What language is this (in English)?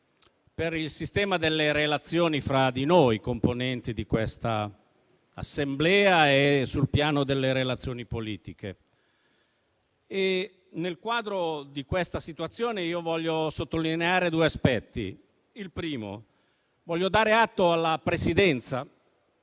Italian